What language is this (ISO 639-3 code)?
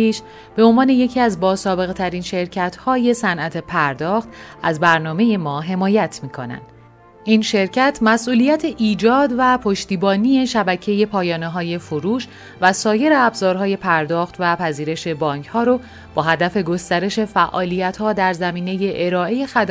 fas